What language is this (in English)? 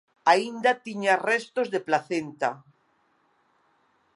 Galician